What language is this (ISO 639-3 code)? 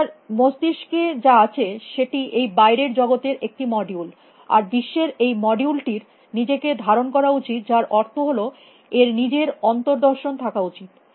ben